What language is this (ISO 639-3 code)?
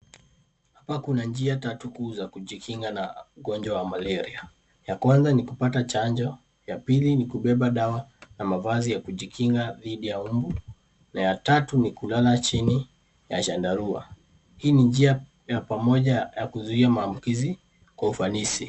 swa